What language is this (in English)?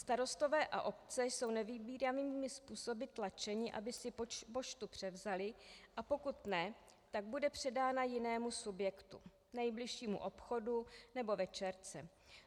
Czech